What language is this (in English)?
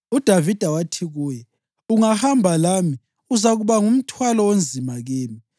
North Ndebele